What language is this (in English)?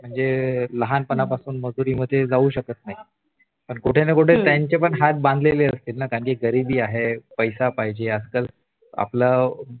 Marathi